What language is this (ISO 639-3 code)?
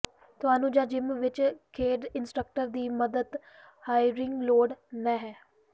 pan